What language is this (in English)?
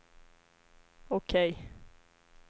Swedish